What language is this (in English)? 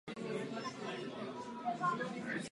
Czech